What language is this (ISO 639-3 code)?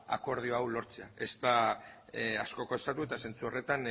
eus